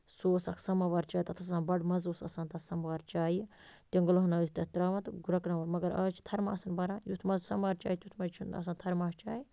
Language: Kashmiri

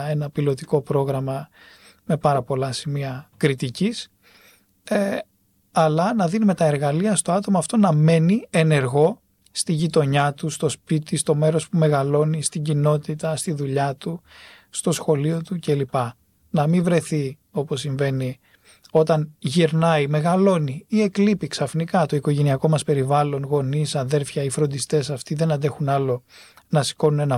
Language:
Greek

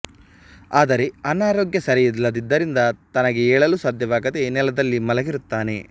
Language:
Kannada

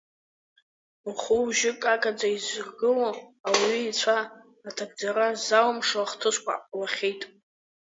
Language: Abkhazian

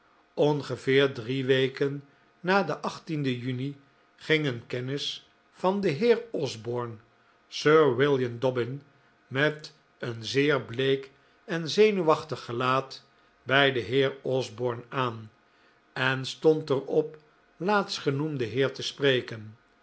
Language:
Dutch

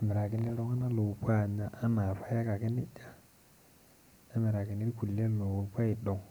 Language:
Masai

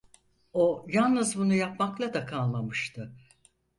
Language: Turkish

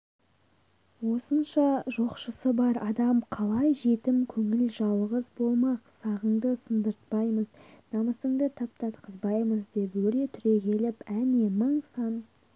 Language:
Kazakh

